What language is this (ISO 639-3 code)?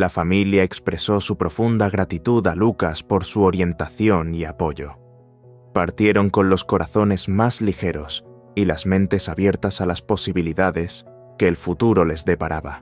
spa